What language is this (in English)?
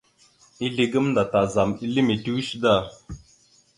Mada (Cameroon)